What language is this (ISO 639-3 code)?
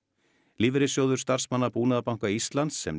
isl